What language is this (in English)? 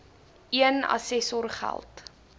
Afrikaans